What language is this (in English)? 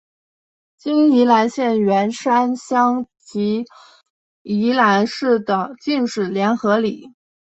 Chinese